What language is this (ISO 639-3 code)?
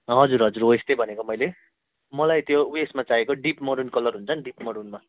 nep